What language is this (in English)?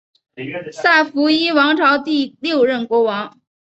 Chinese